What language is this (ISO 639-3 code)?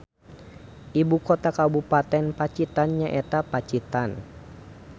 sun